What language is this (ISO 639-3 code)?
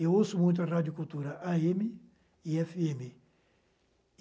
por